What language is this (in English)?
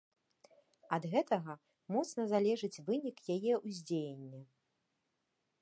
Belarusian